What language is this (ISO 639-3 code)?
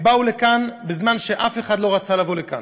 heb